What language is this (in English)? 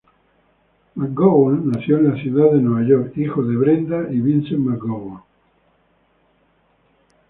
Spanish